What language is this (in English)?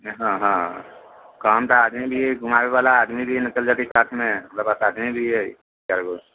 Maithili